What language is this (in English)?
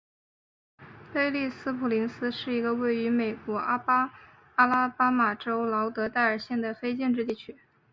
Chinese